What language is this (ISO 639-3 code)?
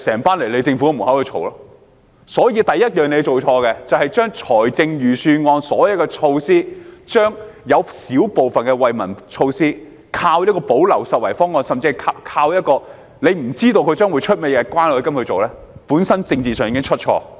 yue